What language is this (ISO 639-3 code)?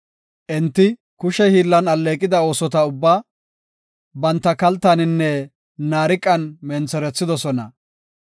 gof